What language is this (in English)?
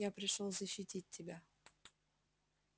Russian